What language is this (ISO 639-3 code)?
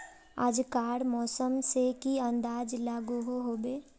mag